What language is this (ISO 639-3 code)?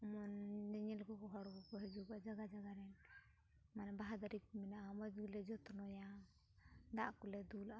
sat